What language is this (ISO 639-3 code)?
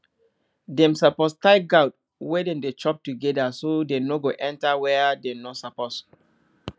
pcm